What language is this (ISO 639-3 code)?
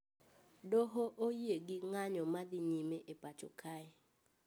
luo